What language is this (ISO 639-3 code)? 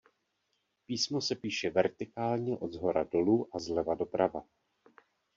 ces